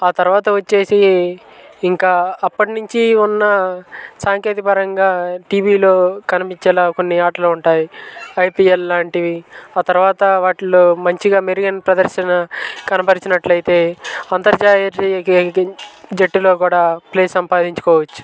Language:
Telugu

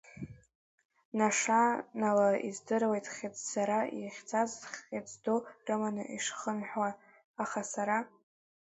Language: Abkhazian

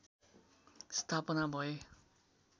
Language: Nepali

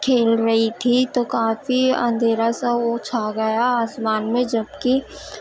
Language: Urdu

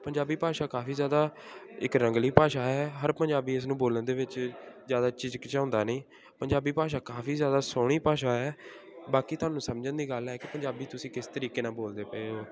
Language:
Punjabi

